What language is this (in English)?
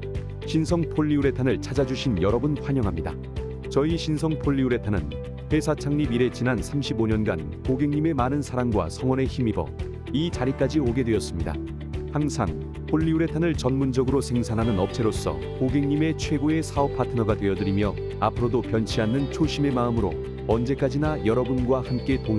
Korean